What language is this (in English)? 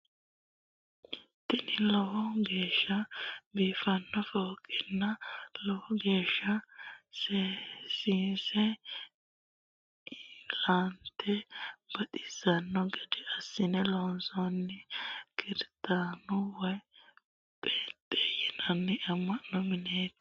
Sidamo